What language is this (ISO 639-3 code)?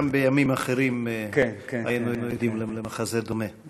heb